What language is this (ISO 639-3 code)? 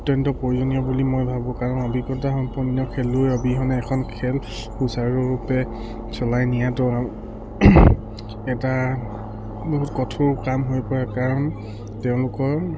asm